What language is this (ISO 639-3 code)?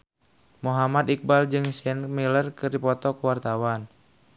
sun